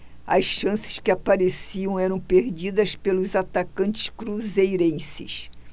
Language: Portuguese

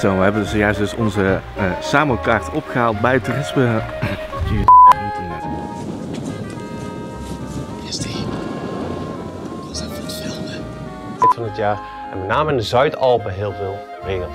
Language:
Dutch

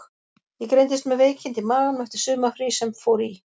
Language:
Icelandic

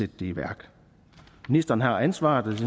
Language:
Danish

